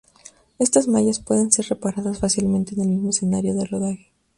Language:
Spanish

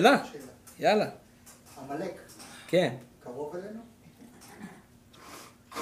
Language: Hebrew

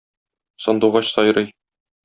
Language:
Tatar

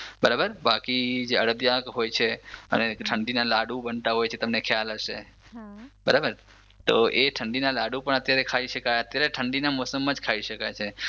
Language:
Gujarati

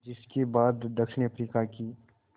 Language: Hindi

